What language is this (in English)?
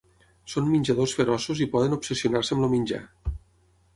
Catalan